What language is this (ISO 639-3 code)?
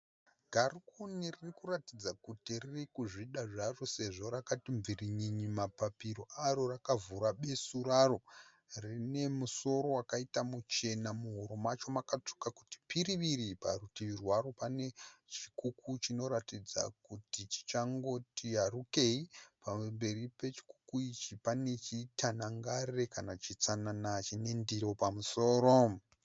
sna